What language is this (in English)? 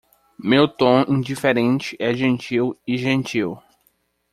Portuguese